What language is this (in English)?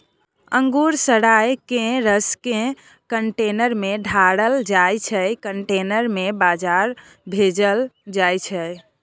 Maithili